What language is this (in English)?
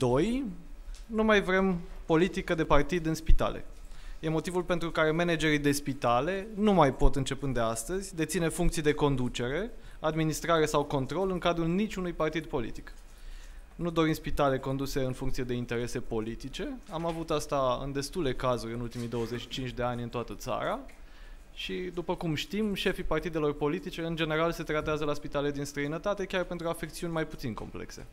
Romanian